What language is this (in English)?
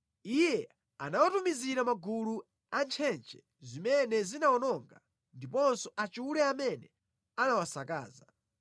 Nyanja